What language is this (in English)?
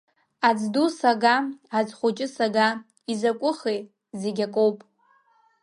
Abkhazian